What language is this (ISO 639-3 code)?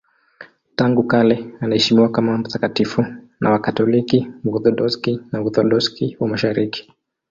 swa